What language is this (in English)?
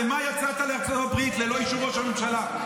Hebrew